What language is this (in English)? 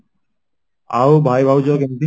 Odia